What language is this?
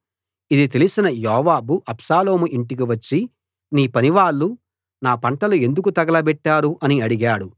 Telugu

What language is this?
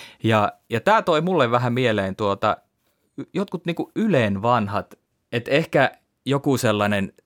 Finnish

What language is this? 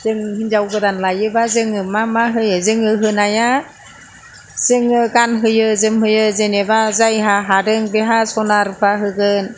Bodo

